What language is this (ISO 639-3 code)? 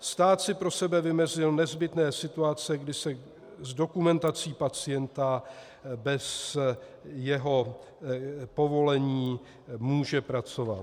ces